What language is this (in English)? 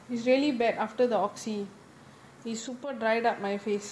English